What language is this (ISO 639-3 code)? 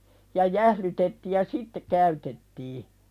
fin